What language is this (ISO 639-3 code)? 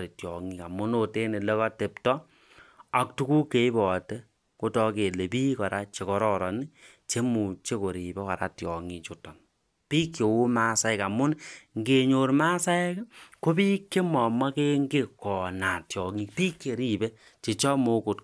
kln